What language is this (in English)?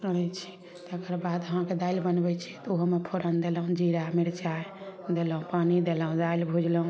Maithili